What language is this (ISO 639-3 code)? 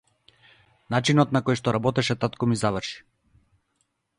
mkd